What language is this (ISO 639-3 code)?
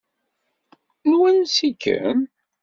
kab